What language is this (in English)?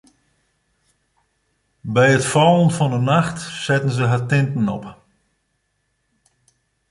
Western Frisian